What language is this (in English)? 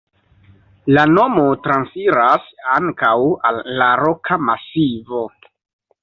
Esperanto